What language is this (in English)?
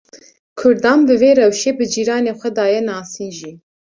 Kurdish